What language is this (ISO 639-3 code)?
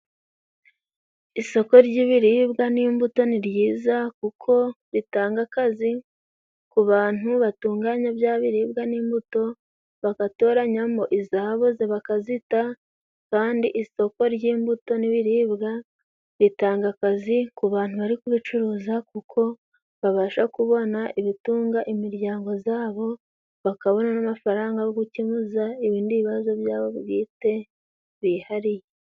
kin